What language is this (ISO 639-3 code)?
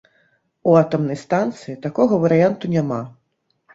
bel